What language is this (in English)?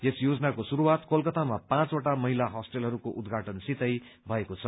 Nepali